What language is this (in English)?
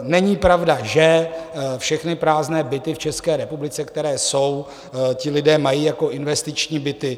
Czech